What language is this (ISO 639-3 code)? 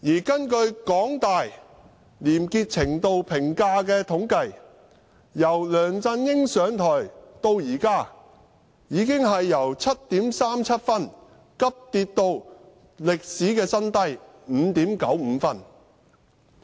yue